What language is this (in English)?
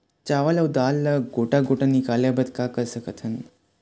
Chhattisgarhi